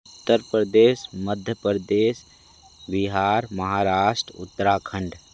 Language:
Hindi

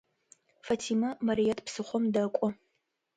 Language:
Adyghe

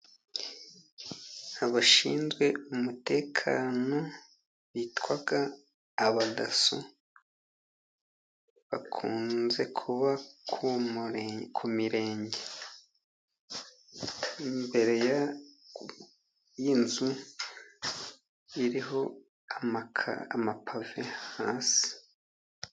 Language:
Kinyarwanda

